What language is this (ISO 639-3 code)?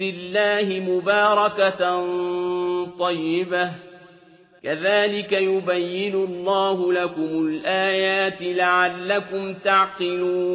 ara